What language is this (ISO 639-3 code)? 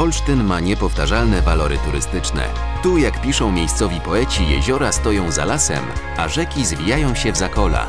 pol